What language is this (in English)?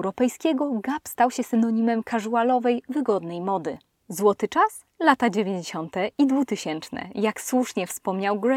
Polish